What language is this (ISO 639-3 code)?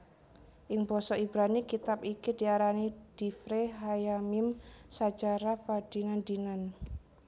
jav